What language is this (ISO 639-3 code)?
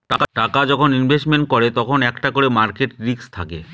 ben